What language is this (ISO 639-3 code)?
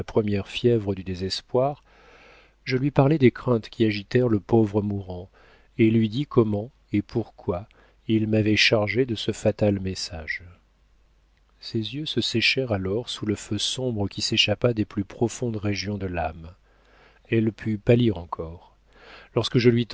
fra